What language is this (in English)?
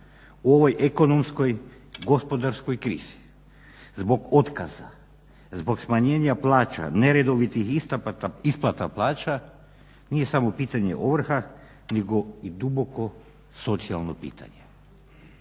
Croatian